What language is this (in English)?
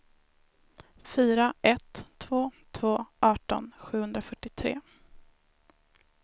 Swedish